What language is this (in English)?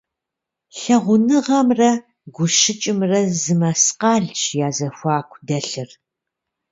Kabardian